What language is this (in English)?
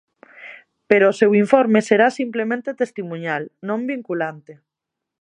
Galician